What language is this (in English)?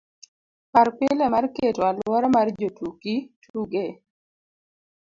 Luo (Kenya and Tanzania)